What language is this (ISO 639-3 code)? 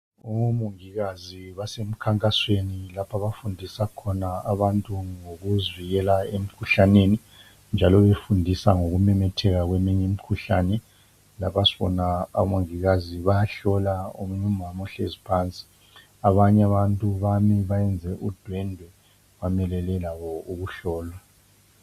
nde